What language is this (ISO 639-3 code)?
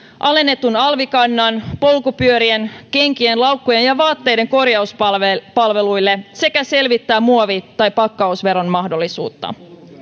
fin